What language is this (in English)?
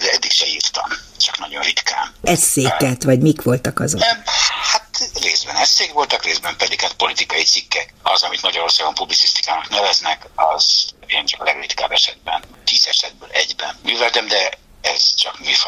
Hungarian